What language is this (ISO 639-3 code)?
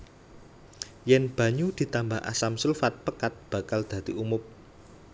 jav